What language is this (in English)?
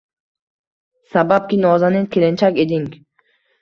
Uzbek